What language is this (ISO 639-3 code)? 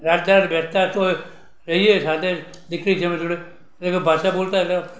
guj